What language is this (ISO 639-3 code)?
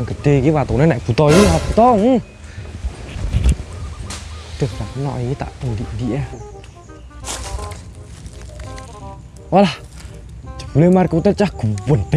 ind